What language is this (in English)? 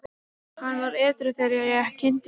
Icelandic